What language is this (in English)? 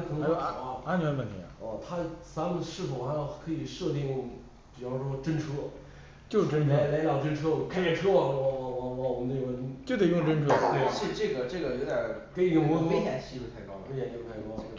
Chinese